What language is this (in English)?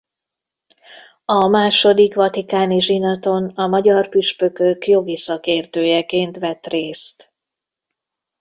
Hungarian